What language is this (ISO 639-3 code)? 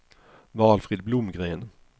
swe